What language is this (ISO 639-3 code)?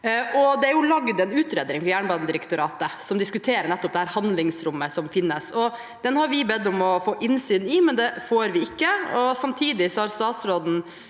nor